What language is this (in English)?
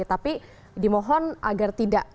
Indonesian